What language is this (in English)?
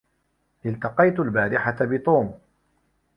Arabic